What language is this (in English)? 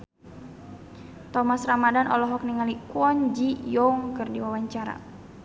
Sundanese